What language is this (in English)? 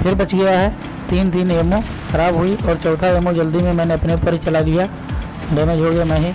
Hindi